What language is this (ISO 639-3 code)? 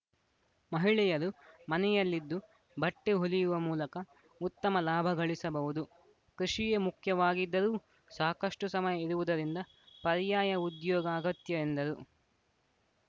kan